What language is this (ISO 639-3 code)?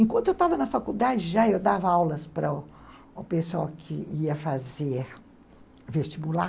por